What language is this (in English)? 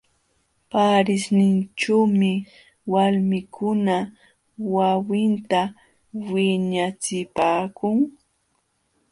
Jauja Wanca Quechua